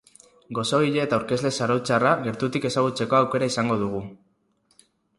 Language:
Basque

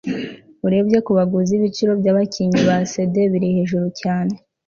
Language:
Kinyarwanda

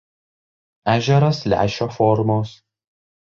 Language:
Lithuanian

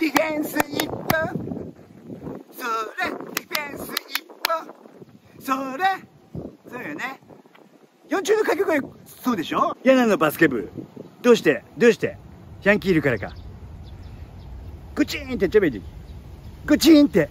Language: Japanese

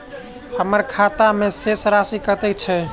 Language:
Maithili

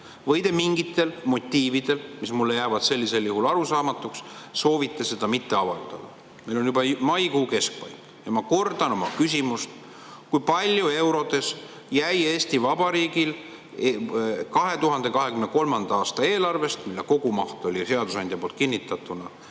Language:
Estonian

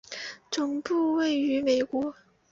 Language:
Chinese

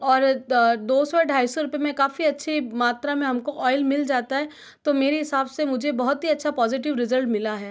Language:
Hindi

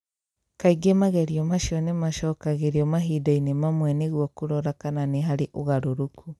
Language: Kikuyu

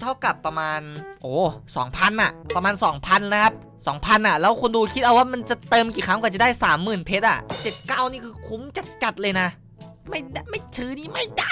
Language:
Thai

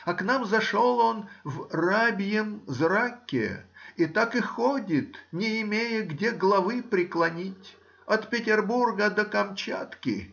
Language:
Russian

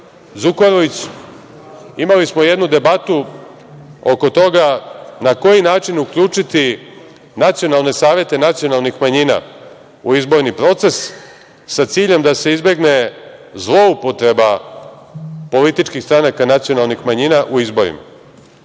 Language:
Serbian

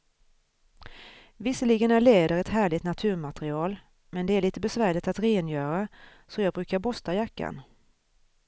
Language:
Swedish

